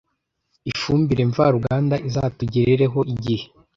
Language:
Kinyarwanda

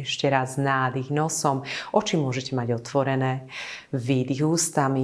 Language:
Slovak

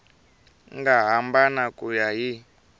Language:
Tsonga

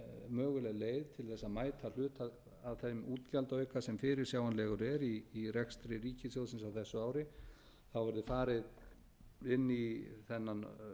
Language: Icelandic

